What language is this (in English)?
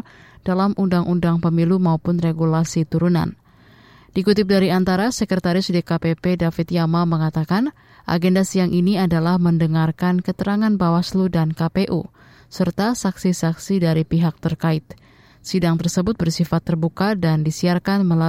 Indonesian